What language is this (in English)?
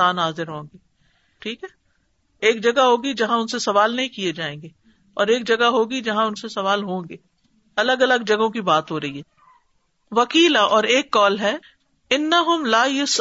Urdu